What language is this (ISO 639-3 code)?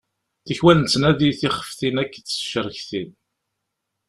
kab